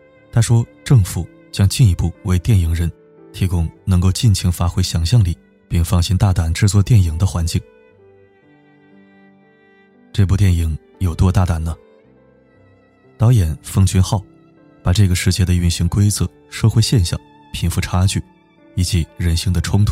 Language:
Chinese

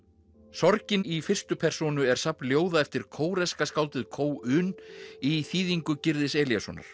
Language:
Icelandic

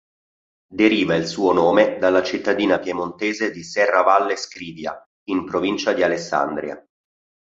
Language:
Italian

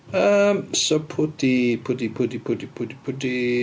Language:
Welsh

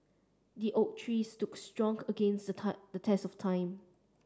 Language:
English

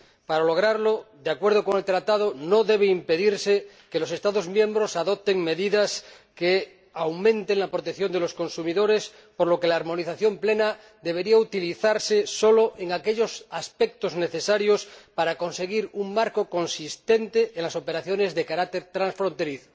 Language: Spanish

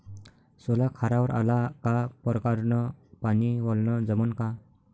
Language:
Marathi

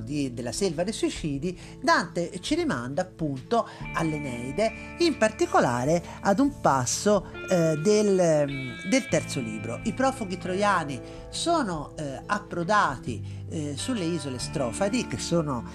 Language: Italian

